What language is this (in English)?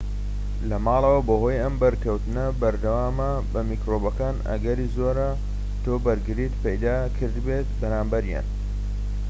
Central Kurdish